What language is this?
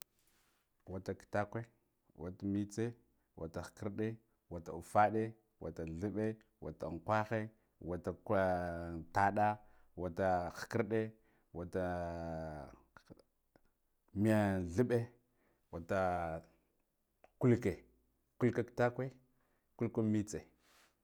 Guduf-Gava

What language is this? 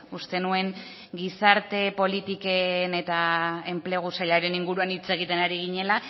Basque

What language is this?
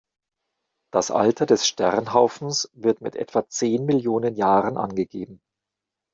German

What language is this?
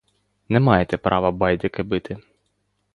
Ukrainian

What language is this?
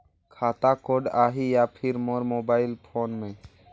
Chhattisgarhi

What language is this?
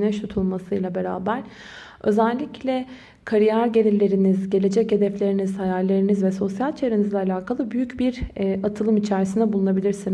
Turkish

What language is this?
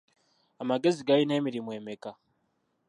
Ganda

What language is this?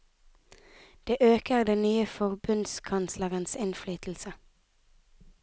Norwegian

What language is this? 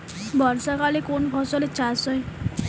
Bangla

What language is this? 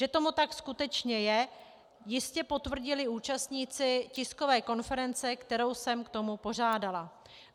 Czech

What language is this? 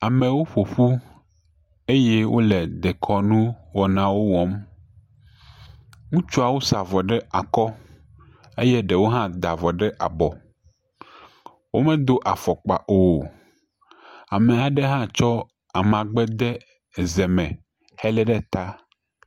Ewe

